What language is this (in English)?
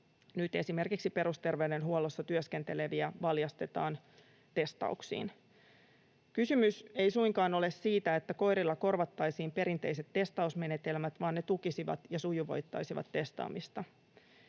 Finnish